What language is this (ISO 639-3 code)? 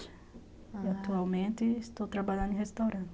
por